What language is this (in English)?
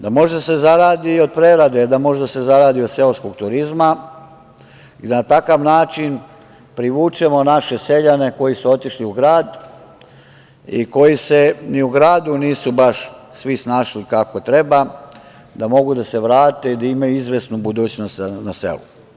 Serbian